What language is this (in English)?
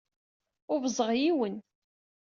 Kabyle